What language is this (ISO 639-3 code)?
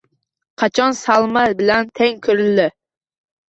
uzb